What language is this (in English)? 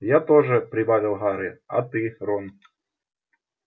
Russian